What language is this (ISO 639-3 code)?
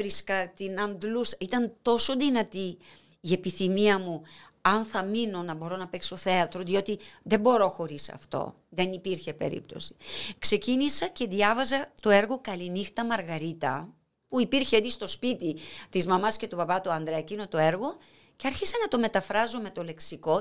ell